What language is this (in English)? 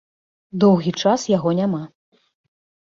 Belarusian